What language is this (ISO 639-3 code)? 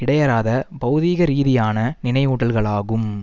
tam